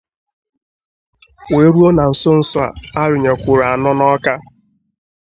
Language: Igbo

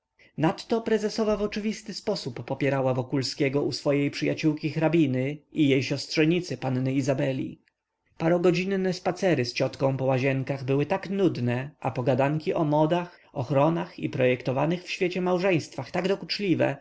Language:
Polish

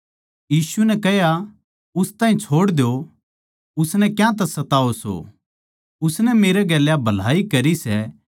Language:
Haryanvi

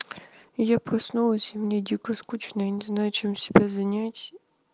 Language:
Russian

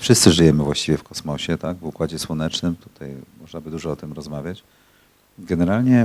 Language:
Polish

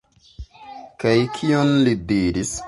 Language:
Esperanto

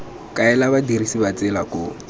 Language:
Tswana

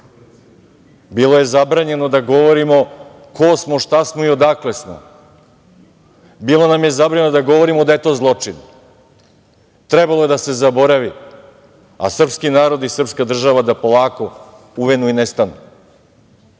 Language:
Serbian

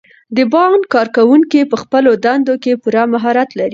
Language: Pashto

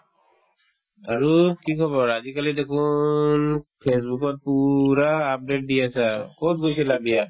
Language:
Assamese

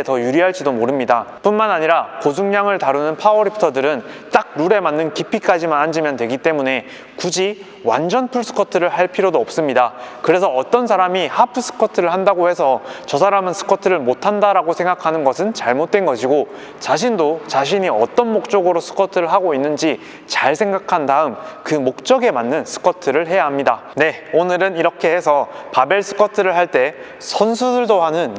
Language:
Korean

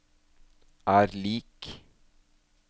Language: Norwegian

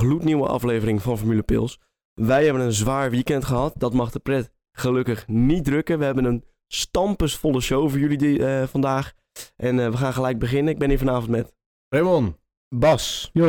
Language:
Dutch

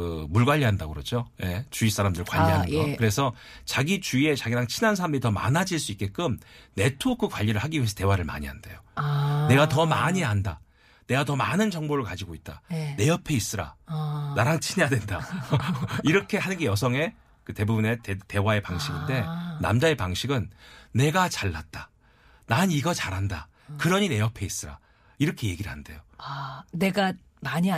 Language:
Korean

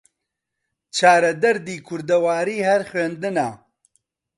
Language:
Central Kurdish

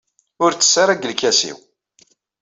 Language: Kabyle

